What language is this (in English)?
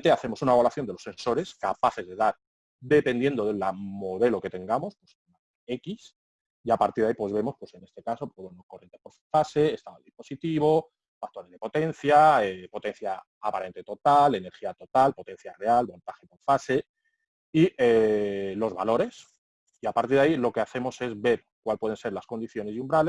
Spanish